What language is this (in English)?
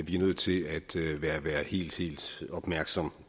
Danish